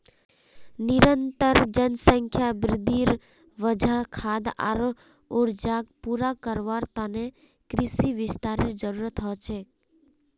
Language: Magahi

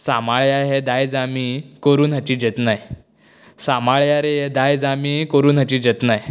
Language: Konkani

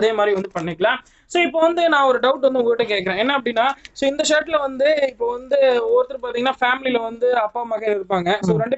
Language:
Romanian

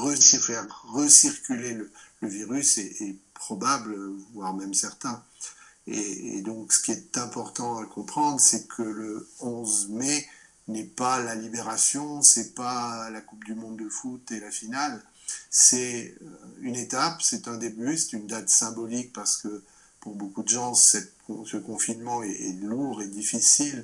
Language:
French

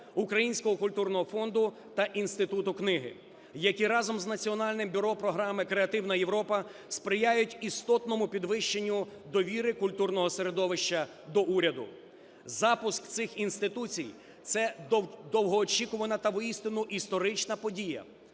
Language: Ukrainian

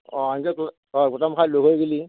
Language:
Assamese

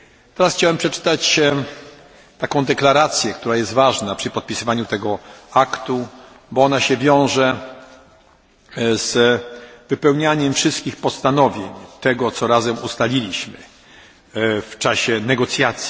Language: Polish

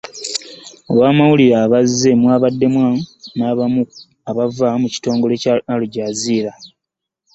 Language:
Ganda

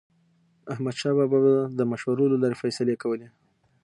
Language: Pashto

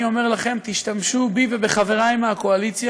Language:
Hebrew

